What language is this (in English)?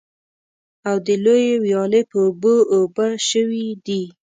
Pashto